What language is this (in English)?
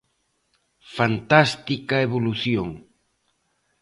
Galician